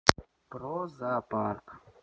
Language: Russian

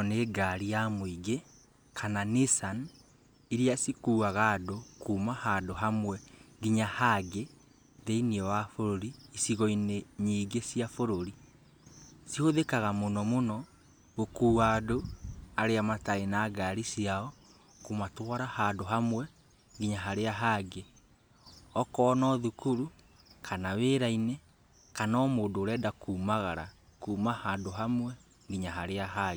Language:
Kikuyu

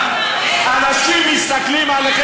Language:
Hebrew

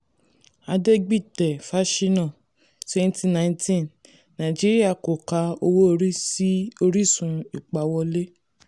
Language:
Yoruba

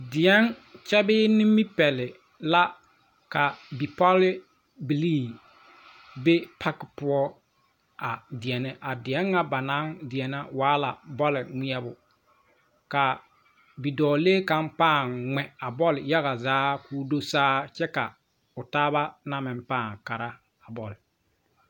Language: Southern Dagaare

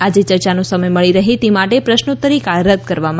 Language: Gujarati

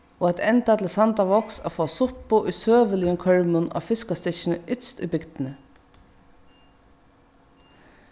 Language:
Faroese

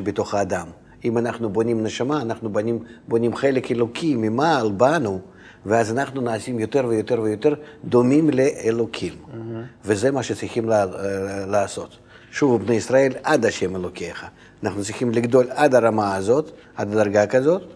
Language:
Hebrew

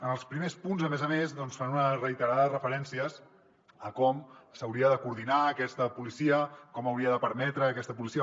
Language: Catalan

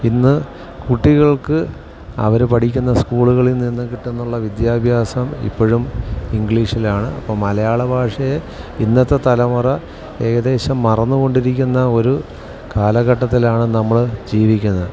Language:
Malayalam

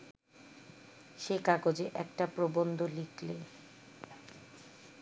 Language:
Bangla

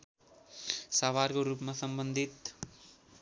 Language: Nepali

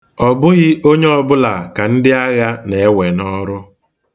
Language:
Igbo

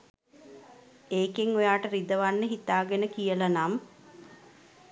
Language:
Sinhala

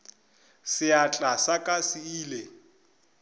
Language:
Northern Sotho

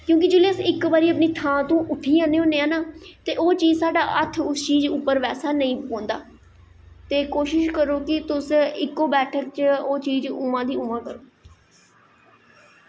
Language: Dogri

